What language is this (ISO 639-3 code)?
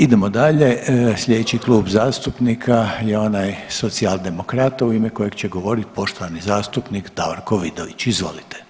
hrv